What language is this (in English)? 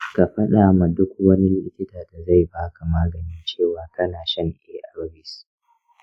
Hausa